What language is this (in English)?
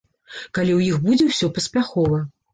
Belarusian